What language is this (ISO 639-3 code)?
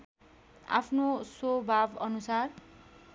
nep